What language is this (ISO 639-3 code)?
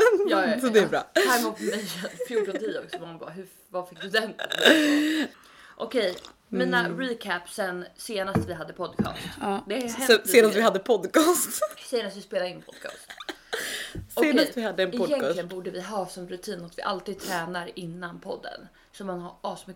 swe